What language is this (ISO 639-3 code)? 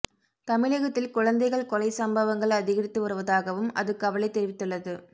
tam